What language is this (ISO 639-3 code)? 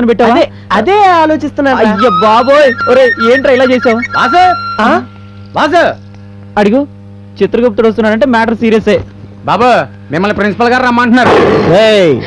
tel